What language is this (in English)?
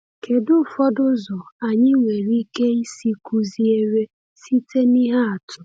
Igbo